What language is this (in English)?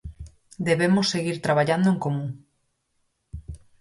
Galician